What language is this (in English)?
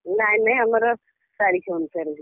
Odia